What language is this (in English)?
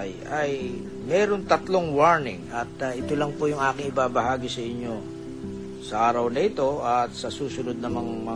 Filipino